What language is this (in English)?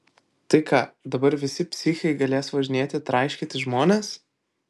Lithuanian